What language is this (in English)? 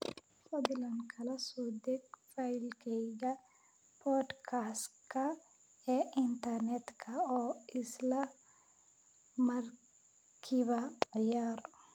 Somali